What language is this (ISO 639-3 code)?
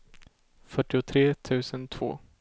swe